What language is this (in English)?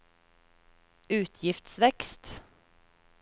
Norwegian